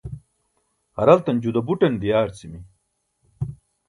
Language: Burushaski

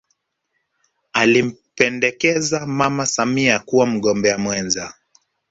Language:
Swahili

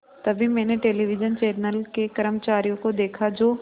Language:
Hindi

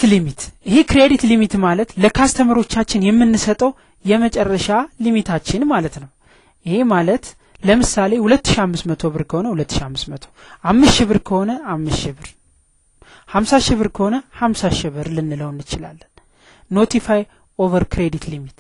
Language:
Arabic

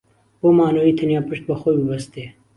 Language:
Central Kurdish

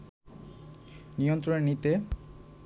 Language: Bangla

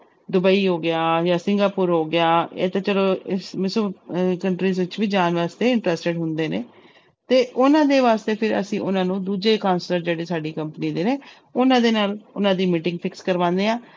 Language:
Punjabi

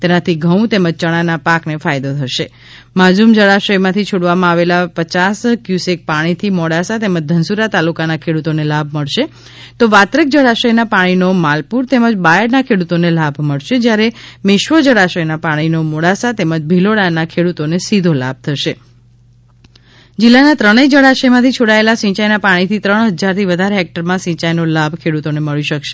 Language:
Gujarati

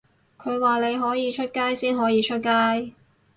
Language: Cantonese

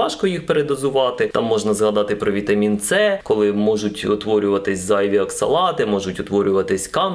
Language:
Ukrainian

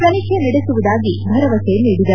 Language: Kannada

